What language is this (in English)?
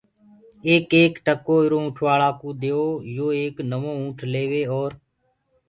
Gurgula